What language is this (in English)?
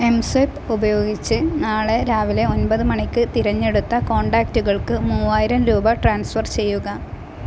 Malayalam